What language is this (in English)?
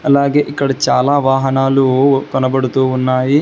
Telugu